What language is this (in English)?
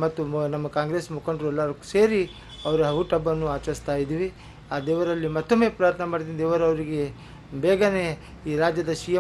Arabic